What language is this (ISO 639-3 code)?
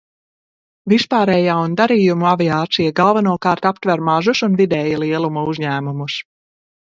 lav